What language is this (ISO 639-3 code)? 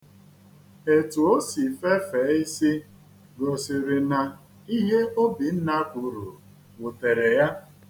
ibo